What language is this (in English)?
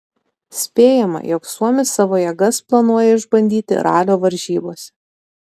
Lithuanian